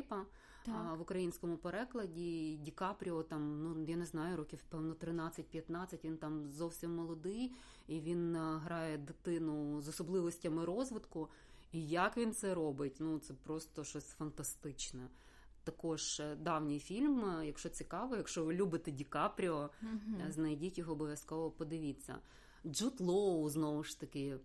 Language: Ukrainian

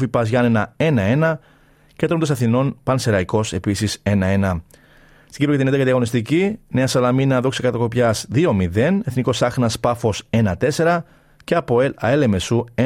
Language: Greek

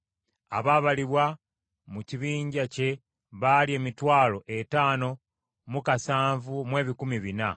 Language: Ganda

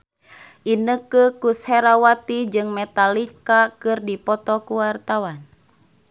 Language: Sundanese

